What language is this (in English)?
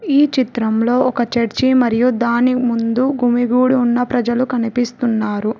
Telugu